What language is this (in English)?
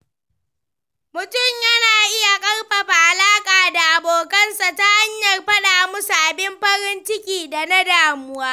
Hausa